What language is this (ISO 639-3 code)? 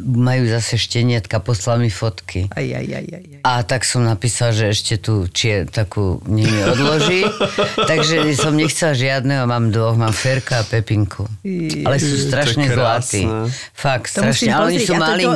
slk